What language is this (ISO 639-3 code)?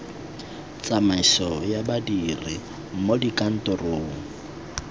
tsn